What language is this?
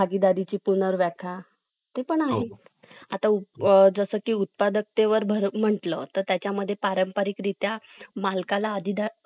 Marathi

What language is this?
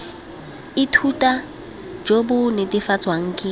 Tswana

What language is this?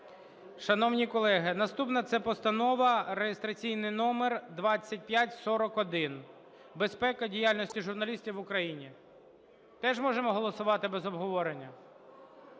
Ukrainian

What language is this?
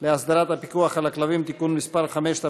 Hebrew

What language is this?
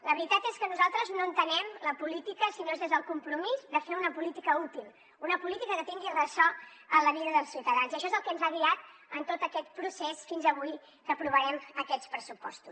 Catalan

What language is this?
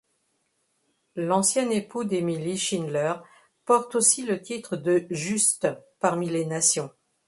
French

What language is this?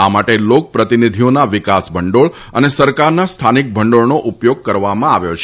Gujarati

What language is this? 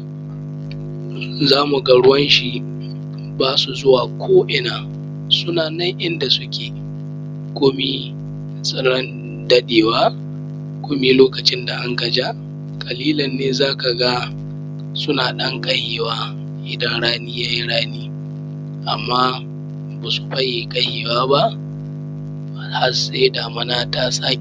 Hausa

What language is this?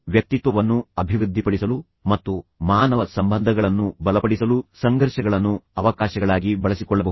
Kannada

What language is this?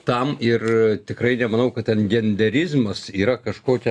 Lithuanian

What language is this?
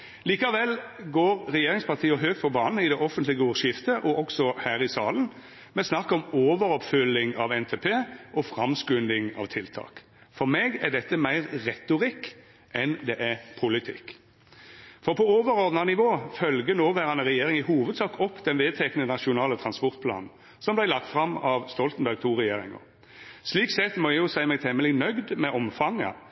Norwegian Nynorsk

